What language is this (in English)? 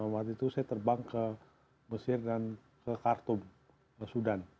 Indonesian